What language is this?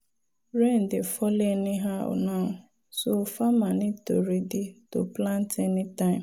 Nigerian Pidgin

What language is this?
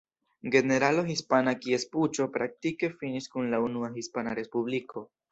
Esperanto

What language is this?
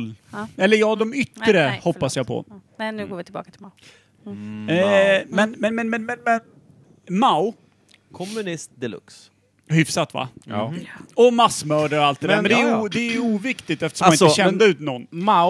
Swedish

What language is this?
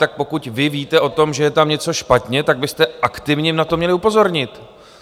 Czech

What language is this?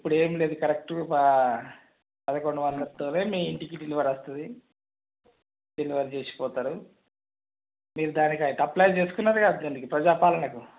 Telugu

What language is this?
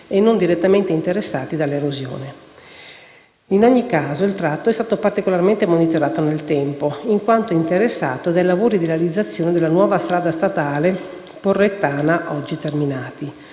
Italian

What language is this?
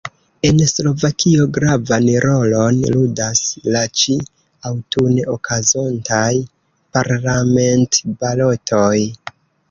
Esperanto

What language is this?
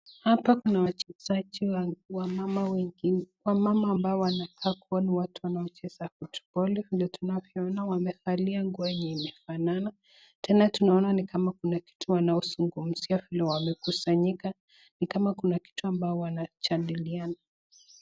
Swahili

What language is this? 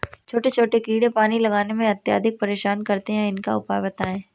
Hindi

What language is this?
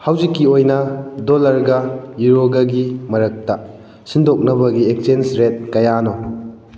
Manipuri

